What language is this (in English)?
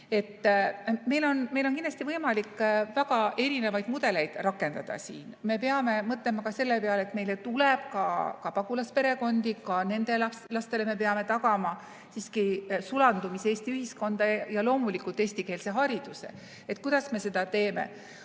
Estonian